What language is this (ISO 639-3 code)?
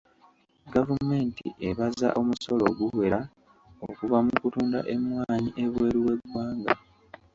lug